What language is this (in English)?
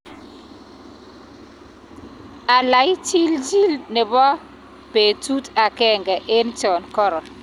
Kalenjin